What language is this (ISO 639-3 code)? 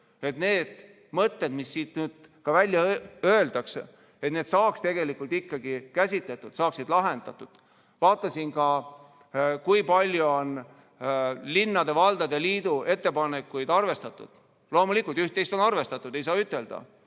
est